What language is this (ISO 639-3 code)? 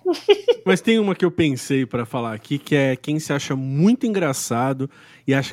por